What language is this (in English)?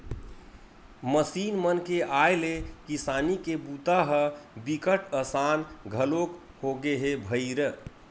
Chhattisgarhi